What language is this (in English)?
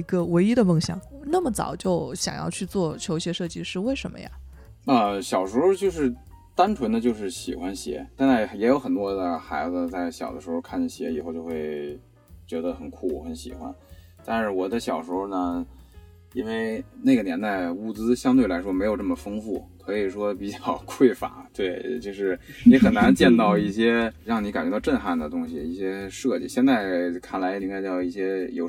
Chinese